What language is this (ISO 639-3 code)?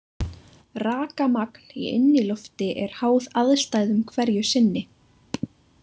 isl